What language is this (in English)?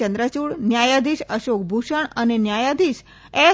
Gujarati